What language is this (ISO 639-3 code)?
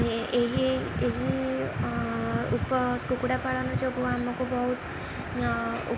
ori